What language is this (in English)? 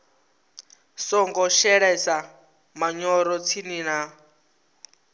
Venda